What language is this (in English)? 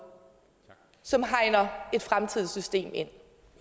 Danish